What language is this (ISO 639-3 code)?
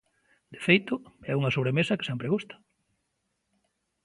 glg